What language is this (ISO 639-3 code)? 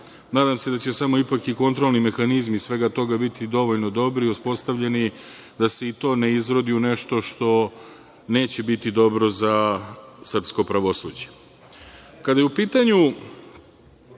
srp